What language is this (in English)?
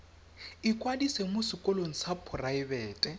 Tswana